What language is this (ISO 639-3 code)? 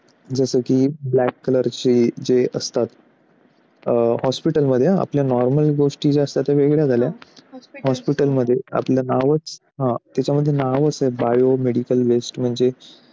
mar